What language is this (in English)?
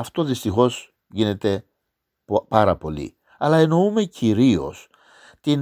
Greek